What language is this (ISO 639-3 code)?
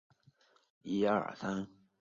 zho